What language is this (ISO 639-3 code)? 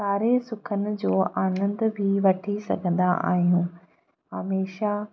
snd